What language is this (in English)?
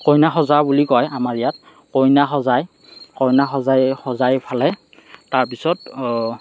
Assamese